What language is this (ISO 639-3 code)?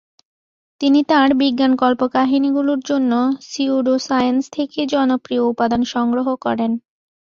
ben